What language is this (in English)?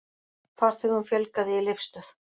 Icelandic